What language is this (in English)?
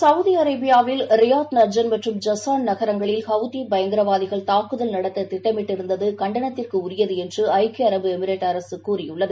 Tamil